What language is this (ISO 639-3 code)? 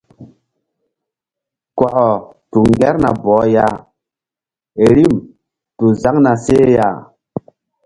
mdd